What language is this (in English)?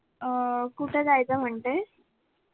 Marathi